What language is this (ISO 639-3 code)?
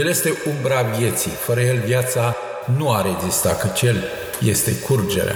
ron